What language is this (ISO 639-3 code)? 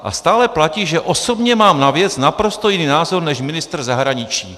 ces